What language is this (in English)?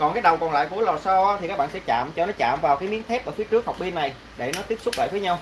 Vietnamese